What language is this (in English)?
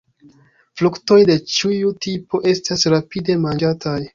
Esperanto